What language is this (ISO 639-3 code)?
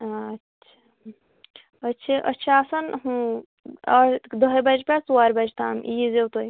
kas